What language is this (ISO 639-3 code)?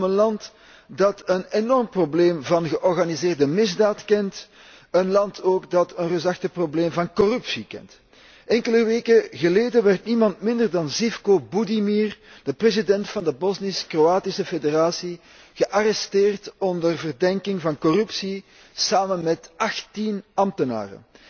nld